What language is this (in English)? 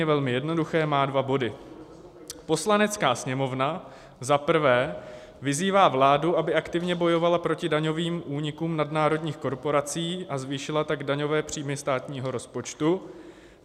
Czech